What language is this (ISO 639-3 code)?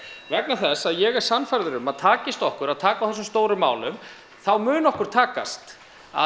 isl